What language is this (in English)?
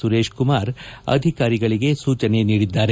Kannada